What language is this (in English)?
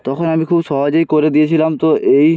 Bangla